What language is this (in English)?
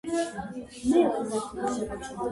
Georgian